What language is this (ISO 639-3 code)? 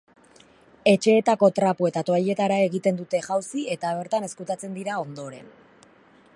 eus